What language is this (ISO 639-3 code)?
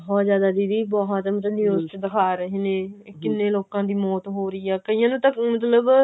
pan